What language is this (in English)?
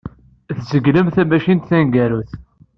Kabyle